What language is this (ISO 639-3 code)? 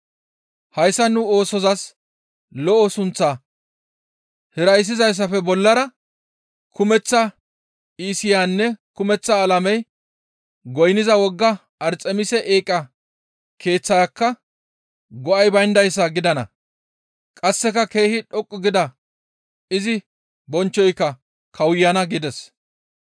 gmv